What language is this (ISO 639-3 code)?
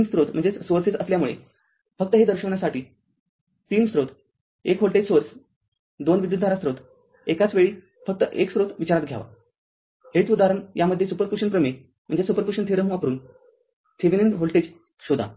mar